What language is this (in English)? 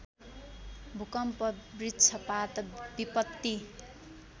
Nepali